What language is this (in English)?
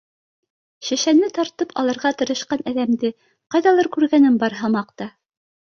Bashkir